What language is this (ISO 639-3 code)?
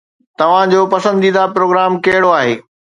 snd